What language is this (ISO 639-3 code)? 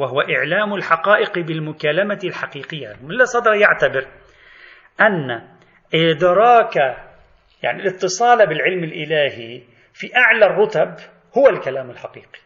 ara